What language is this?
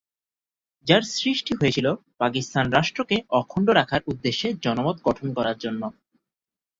Bangla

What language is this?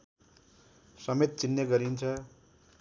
Nepali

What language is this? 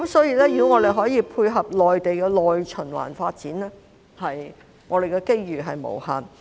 Cantonese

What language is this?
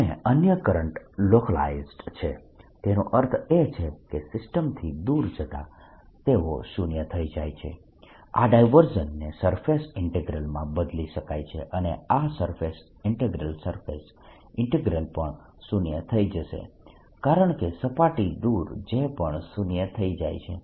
Gujarati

